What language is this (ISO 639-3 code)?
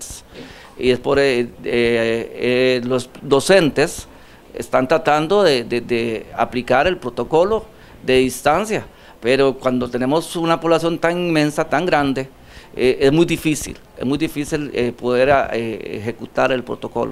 spa